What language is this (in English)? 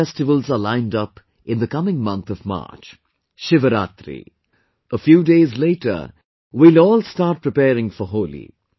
English